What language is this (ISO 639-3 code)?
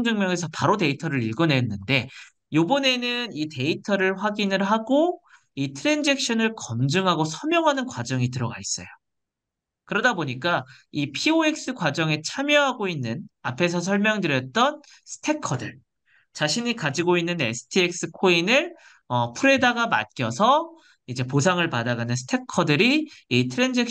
kor